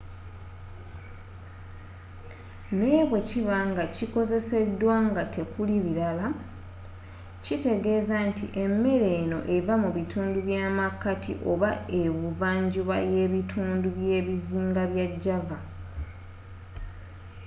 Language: Ganda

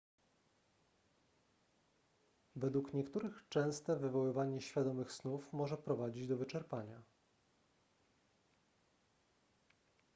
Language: Polish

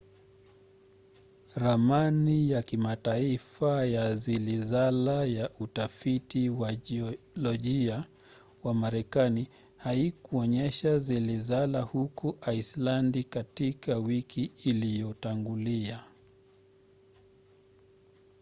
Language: Swahili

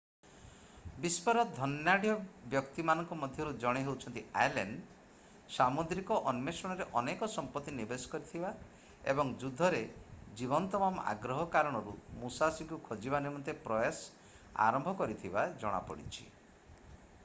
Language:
Odia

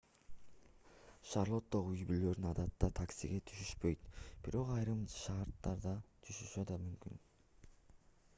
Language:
Kyrgyz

